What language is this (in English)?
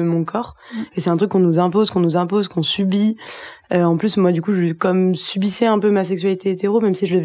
French